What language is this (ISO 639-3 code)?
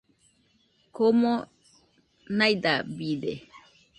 hux